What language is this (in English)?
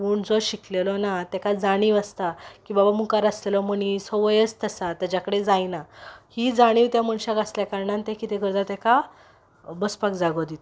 Konkani